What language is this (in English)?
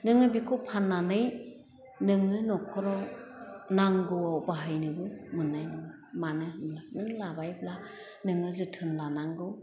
Bodo